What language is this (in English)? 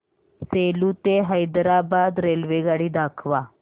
Marathi